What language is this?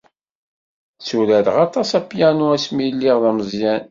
Kabyle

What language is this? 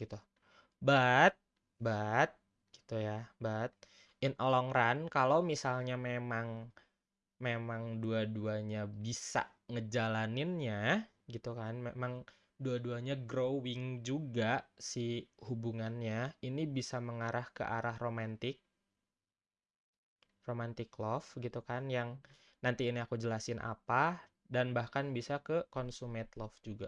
Indonesian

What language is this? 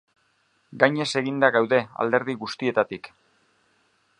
Basque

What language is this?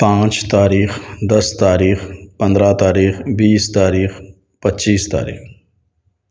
Urdu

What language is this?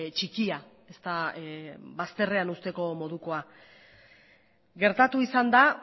Basque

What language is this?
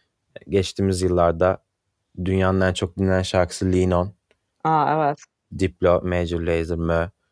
Turkish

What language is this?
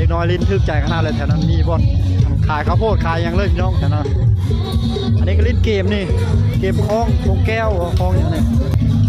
Thai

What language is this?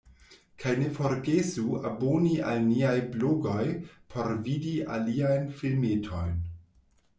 Esperanto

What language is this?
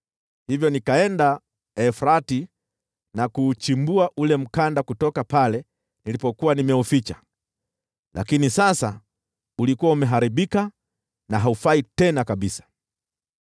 Swahili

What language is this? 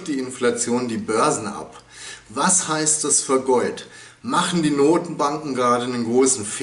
German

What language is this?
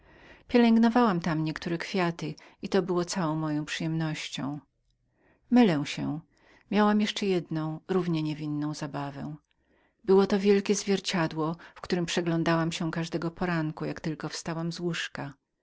Polish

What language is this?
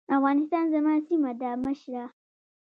Pashto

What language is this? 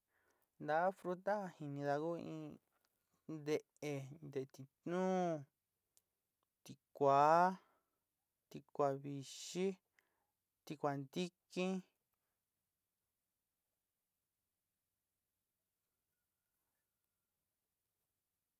Sinicahua Mixtec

